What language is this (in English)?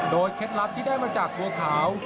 Thai